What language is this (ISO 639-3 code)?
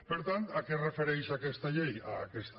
cat